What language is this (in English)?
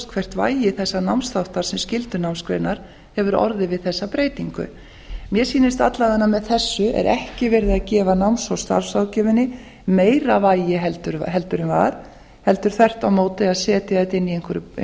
Icelandic